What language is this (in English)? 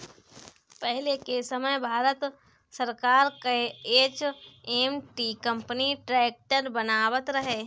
Bhojpuri